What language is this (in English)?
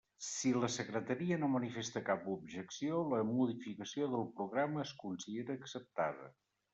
Catalan